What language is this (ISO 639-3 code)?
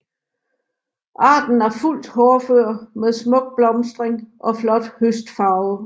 dan